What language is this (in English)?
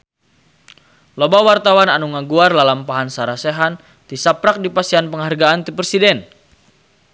Sundanese